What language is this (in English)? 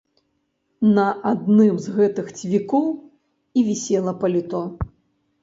Belarusian